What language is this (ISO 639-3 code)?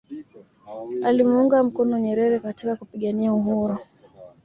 swa